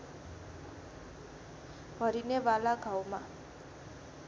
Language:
Nepali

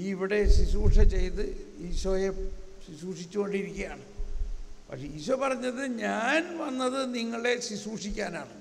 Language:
Malayalam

